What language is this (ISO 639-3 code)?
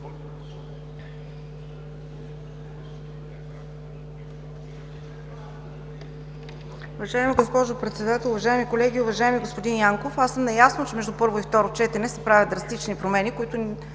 bul